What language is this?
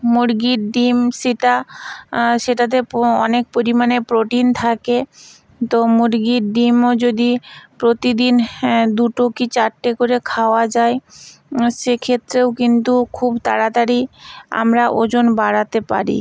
Bangla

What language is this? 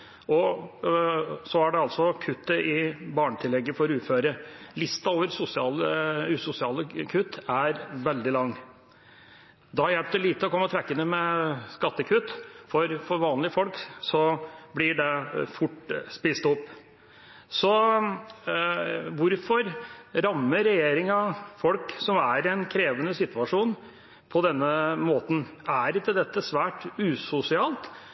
Norwegian Bokmål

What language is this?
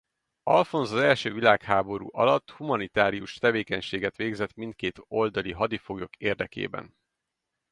Hungarian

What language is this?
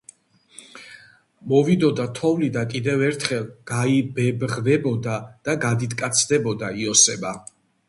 Georgian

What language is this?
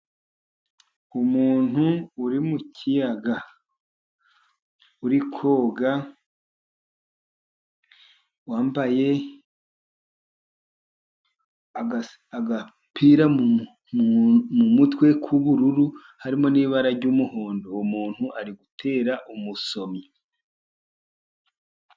Kinyarwanda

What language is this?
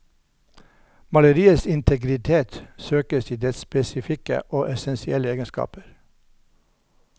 Norwegian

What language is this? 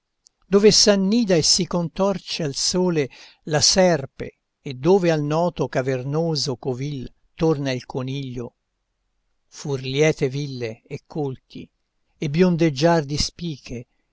Italian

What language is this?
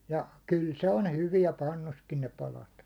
Finnish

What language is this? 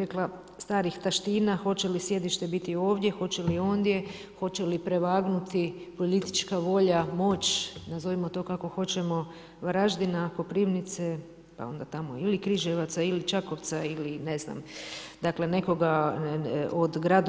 Croatian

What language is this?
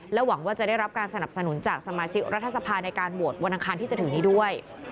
Thai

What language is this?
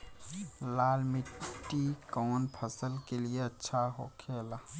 Bhojpuri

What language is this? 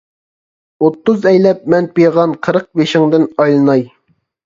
Uyghur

